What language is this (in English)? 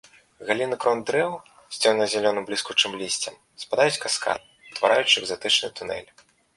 Belarusian